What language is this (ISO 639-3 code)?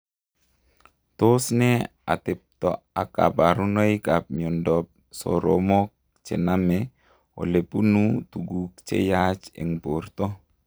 kln